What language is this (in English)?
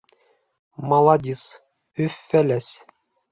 Bashkir